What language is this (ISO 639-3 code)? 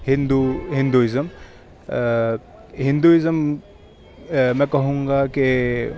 urd